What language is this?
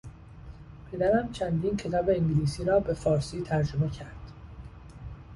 Persian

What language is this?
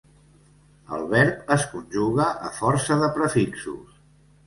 Catalan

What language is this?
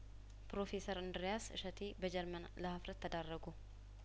Amharic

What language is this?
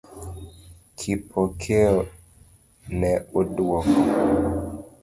Luo (Kenya and Tanzania)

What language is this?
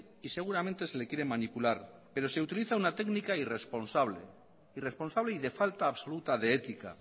Spanish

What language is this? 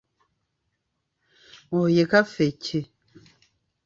Ganda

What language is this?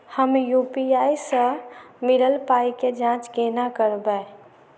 Maithili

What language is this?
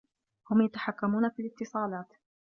Arabic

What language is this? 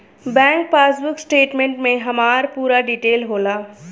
Bhojpuri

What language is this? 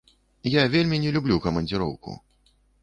Belarusian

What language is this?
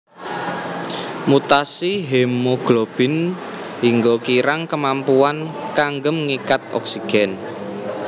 Javanese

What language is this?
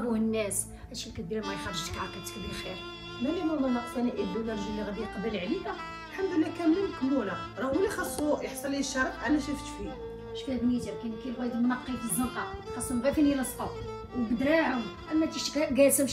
Arabic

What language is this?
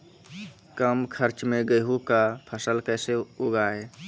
Maithili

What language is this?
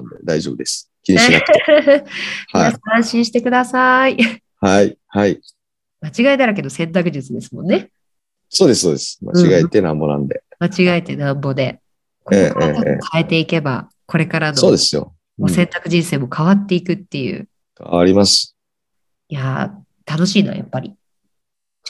Japanese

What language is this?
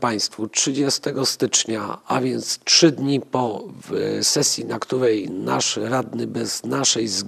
Polish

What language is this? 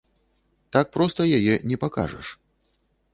Belarusian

